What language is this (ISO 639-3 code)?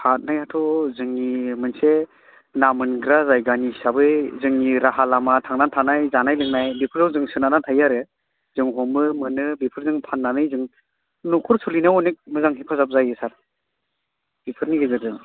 brx